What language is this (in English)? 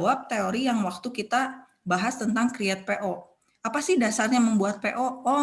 Indonesian